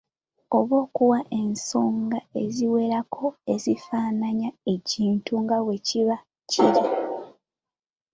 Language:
Ganda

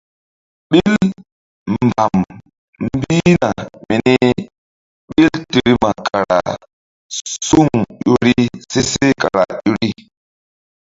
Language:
Mbum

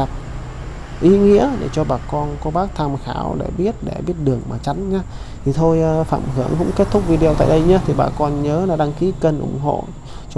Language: Vietnamese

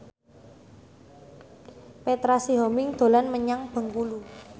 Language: Javanese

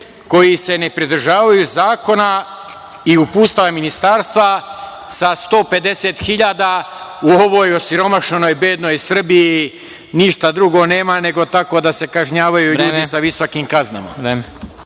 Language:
Serbian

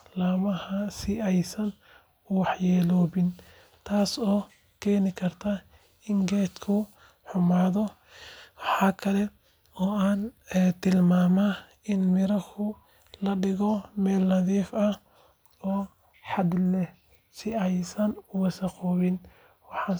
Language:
Somali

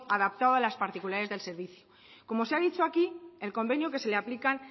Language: Spanish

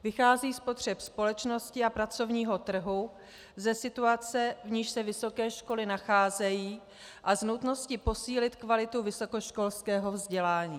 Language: Czech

